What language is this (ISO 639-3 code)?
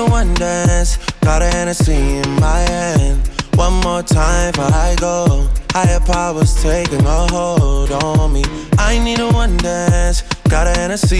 nld